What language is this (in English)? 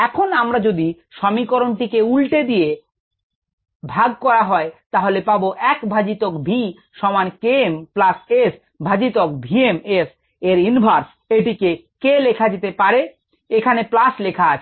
Bangla